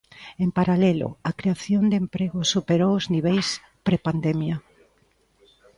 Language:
Galician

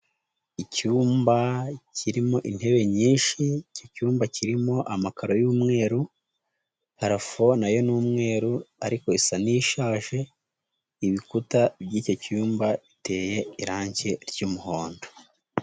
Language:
Kinyarwanda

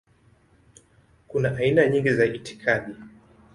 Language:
Swahili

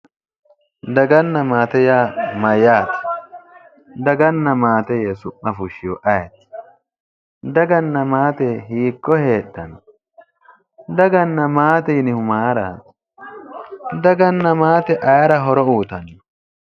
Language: Sidamo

